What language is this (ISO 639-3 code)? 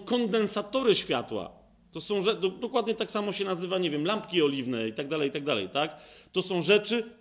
pol